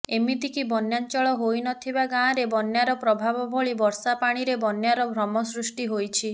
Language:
Odia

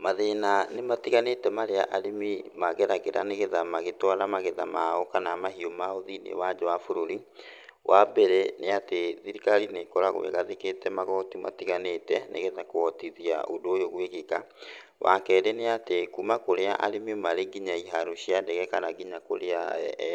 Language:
Kikuyu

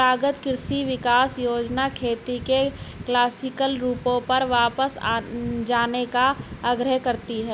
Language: Hindi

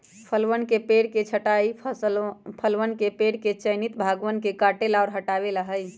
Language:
Magahi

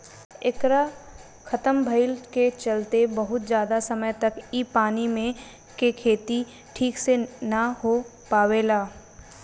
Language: Bhojpuri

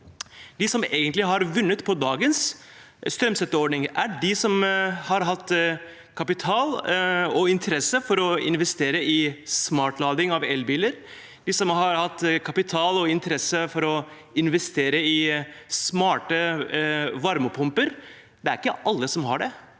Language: Norwegian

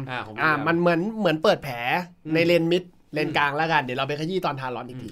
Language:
Thai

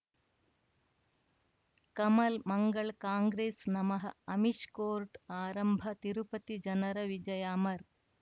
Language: Kannada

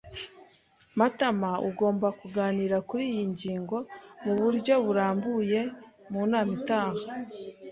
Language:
Kinyarwanda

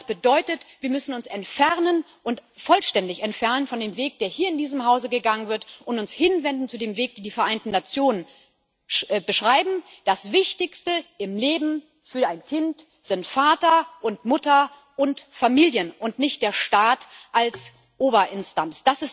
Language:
German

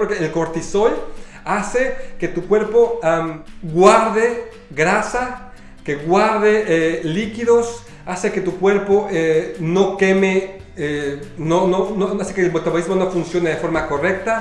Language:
Spanish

